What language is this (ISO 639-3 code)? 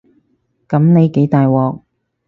yue